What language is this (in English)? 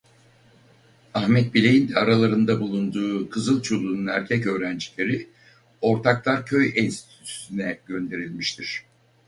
Turkish